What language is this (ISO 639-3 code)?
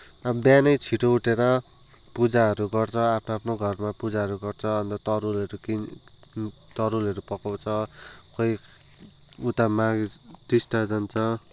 nep